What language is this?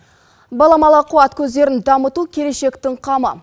Kazakh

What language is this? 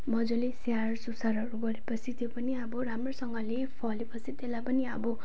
Nepali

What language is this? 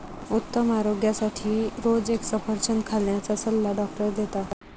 Marathi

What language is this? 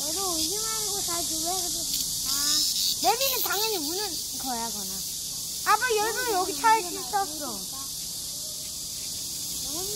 Korean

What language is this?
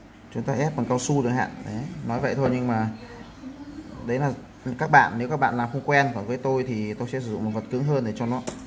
Vietnamese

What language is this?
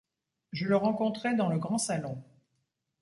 French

